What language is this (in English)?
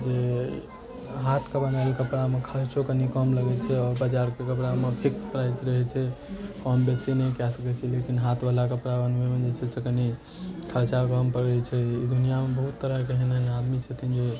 Maithili